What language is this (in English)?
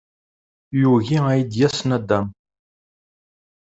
Kabyle